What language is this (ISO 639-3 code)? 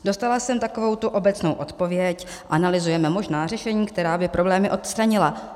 ces